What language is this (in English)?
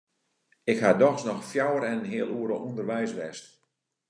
Western Frisian